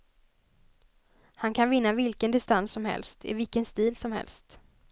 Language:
Swedish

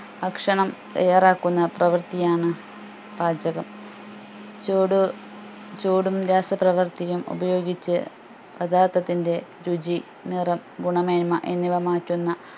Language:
Malayalam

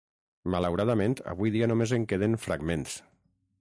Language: Catalan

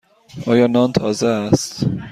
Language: Persian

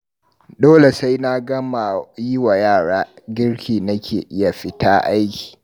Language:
Hausa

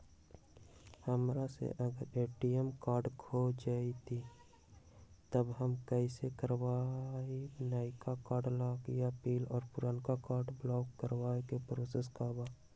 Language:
Magahi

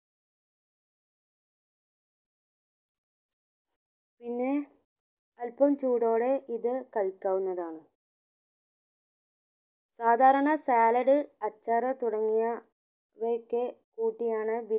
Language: Malayalam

